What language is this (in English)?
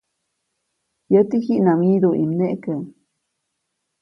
Copainalá Zoque